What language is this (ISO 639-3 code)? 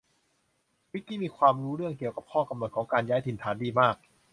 tha